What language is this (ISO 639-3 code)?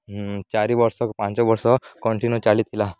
ori